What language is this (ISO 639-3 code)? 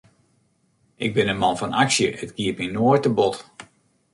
fry